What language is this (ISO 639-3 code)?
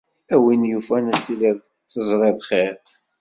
kab